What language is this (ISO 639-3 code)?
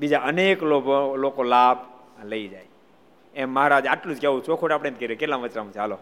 guj